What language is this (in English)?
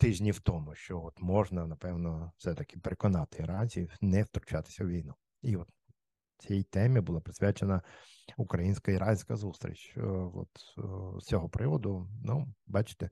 Ukrainian